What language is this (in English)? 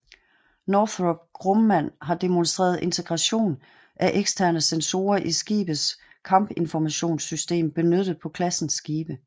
Danish